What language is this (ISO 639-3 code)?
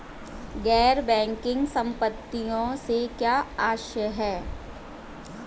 hin